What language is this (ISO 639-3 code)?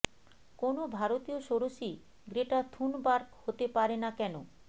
ben